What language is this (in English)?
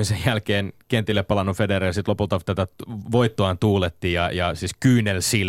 Finnish